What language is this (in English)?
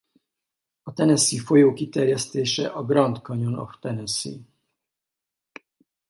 Hungarian